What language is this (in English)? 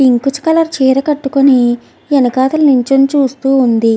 Telugu